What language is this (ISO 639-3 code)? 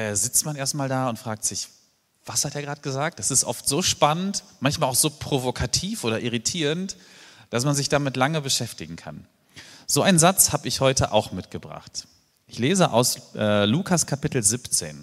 deu